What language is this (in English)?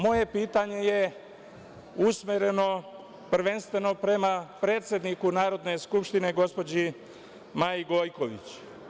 Serbian